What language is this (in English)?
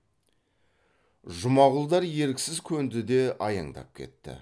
Kazakh